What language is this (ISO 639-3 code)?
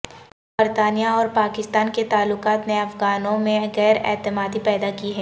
urd